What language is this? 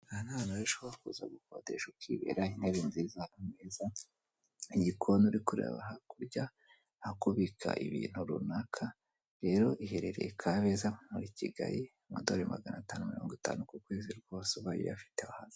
Kinyarwanda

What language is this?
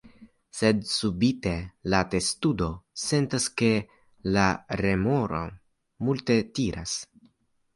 Esperanto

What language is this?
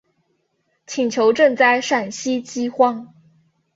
Chinese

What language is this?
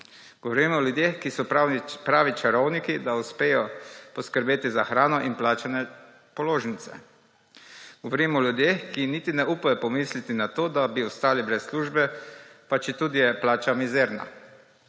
Slovenian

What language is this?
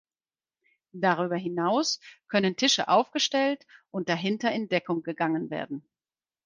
German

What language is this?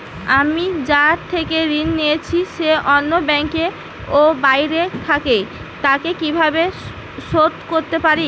Bangla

